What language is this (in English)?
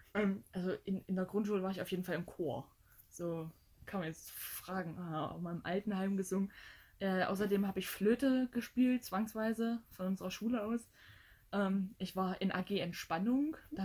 German